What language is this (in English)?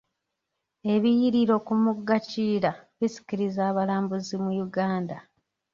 Ganda